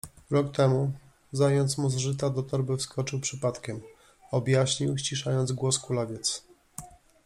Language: Polish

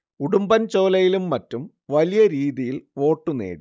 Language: Malayalam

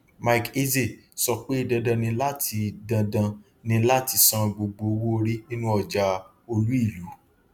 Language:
Yoruba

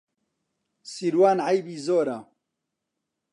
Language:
Central Kurdish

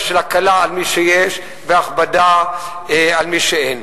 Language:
Hebrew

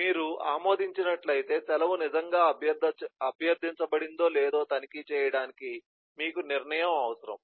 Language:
Telugu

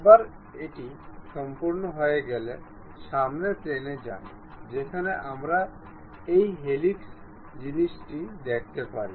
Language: Bangla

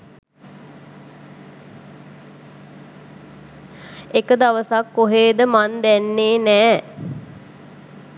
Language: Sinhala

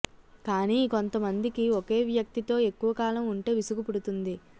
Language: Telugu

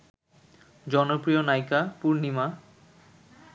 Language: Bangla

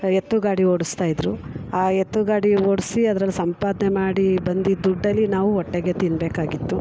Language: Kannada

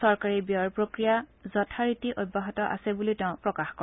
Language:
Assamese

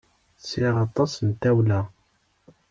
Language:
Kabyle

